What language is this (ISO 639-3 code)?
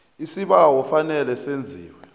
nbl